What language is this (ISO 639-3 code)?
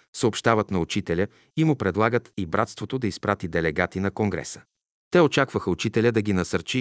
bul